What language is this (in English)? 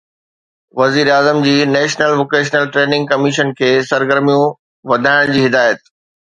Sindhi